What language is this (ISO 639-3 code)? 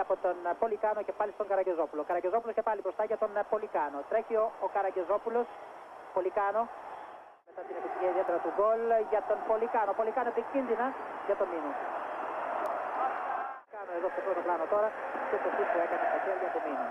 ell